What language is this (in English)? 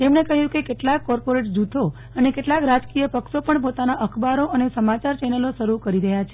Gujarati